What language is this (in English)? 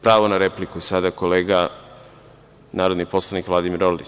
Serbian